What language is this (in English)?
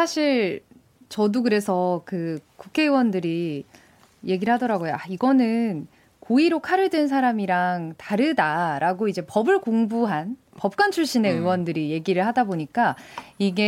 Korean